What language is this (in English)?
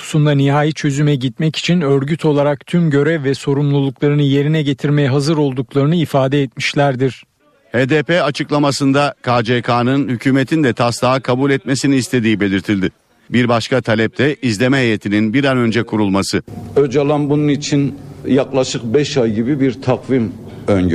Turkish